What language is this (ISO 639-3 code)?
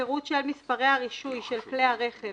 heb